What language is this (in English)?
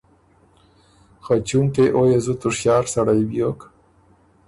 Ormuri